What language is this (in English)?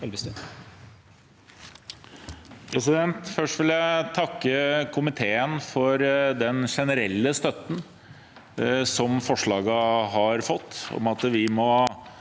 Norwegian